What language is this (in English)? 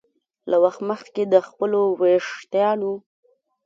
Pashto